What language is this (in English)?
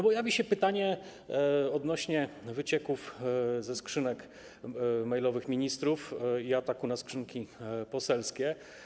Polish